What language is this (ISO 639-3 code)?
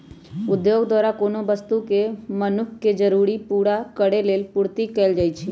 mag